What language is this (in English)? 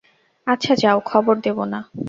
Bangla